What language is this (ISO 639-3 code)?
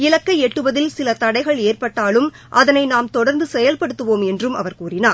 tam